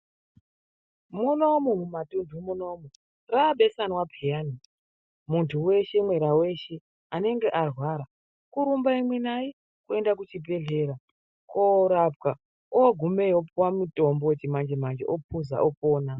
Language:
Ndau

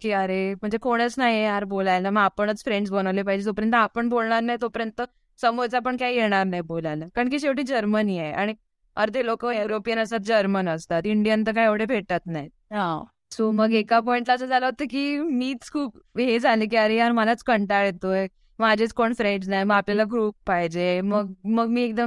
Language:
Marathi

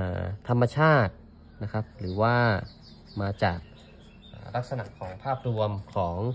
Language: Thai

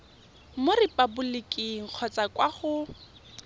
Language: Tswana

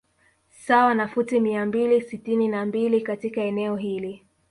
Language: Swahili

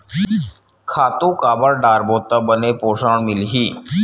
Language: Chhattisgarhi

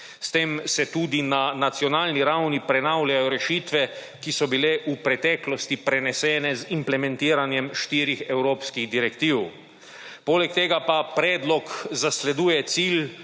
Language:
Slovenian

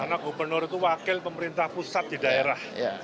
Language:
Indonesian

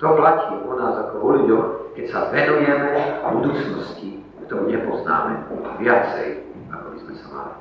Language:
Slovak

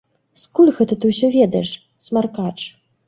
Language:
Belarusian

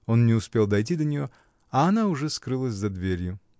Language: Russian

